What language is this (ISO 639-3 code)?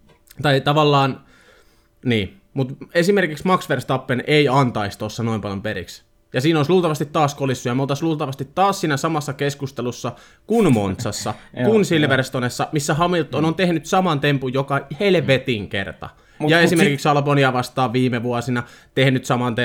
fin